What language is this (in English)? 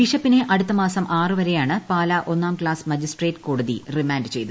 Malayalam